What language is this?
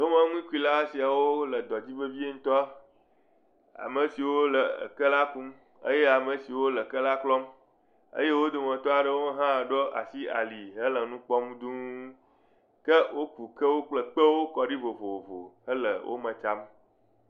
Ewe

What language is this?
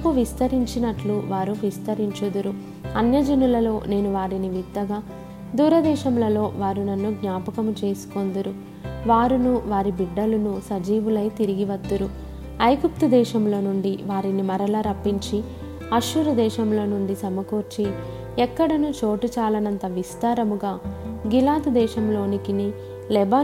Telugu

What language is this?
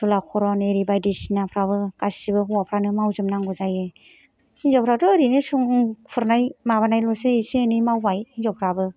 Bodo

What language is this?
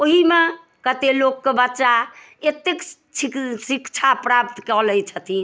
Maithili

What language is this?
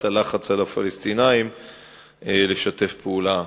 Hebrew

